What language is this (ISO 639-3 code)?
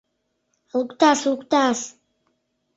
chm